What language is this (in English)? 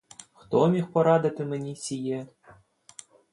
Ukrainian